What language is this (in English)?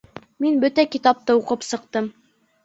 Bashkir